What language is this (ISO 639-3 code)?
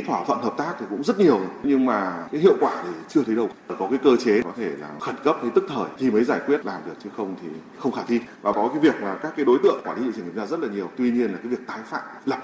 vie